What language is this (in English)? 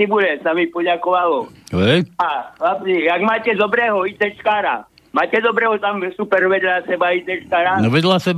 Slovak